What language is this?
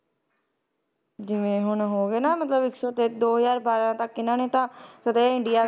Punjabi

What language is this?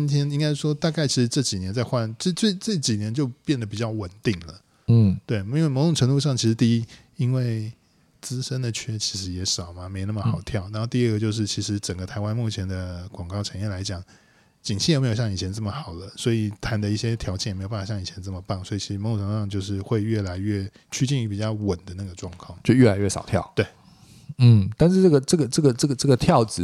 Chinese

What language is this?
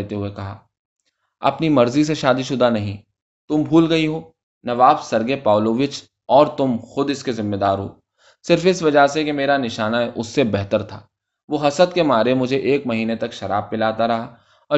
Urdu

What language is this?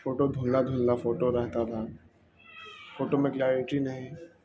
Urdu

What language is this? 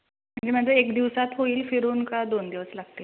Marathi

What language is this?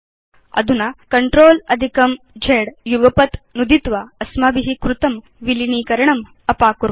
Sanskrit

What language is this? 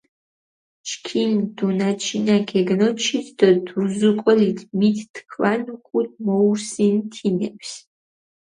Mingrelian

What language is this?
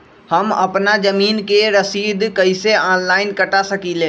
Magahi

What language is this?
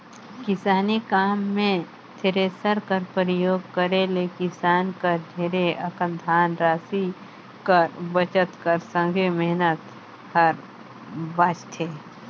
Chhattisgarhi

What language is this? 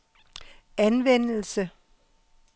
Danish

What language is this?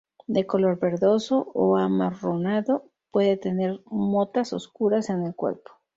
Spanish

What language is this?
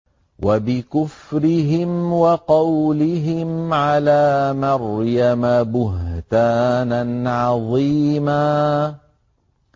Arabic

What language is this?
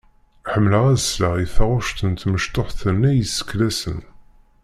Kabyle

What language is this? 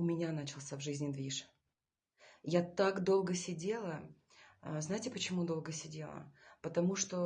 Russian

